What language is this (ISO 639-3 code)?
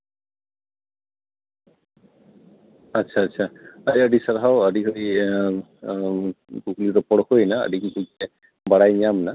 sat